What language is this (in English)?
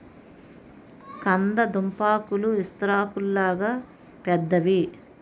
Telugu